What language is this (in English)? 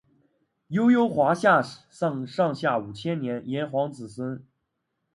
Chinese